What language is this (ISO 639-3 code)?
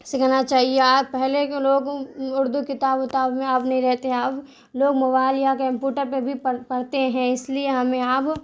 urd